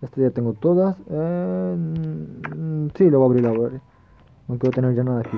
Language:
Spanish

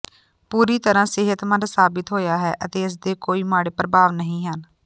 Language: Punjabi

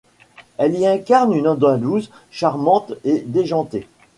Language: French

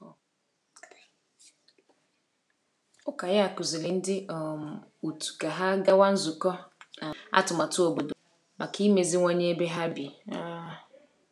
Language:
Igbo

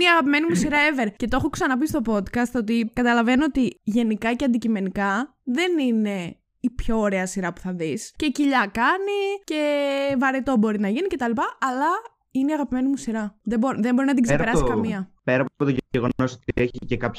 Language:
Greek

